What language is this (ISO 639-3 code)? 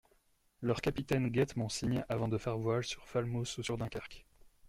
fra